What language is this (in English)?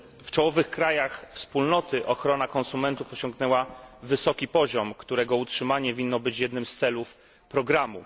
Polish